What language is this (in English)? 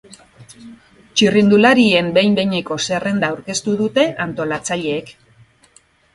Basque